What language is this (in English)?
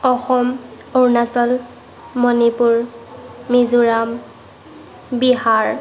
Assamese